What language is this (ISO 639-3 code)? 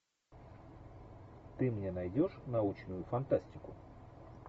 rus